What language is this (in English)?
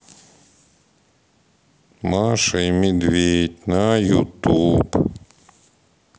Russian